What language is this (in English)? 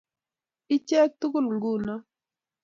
Kalenjin